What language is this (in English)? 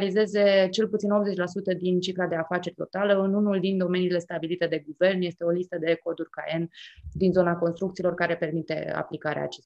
Romanian